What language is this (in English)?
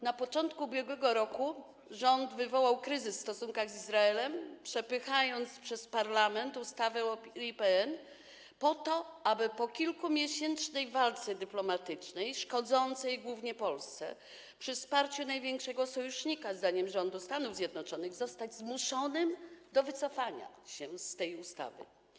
Polish